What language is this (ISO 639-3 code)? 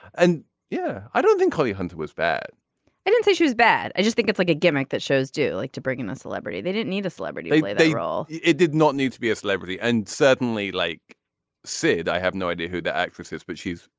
eng